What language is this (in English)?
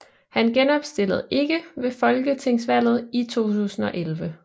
Danish